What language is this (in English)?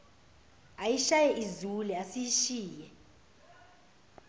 Zulu